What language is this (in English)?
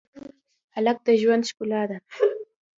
Pashto